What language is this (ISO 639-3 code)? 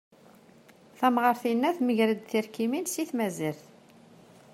kab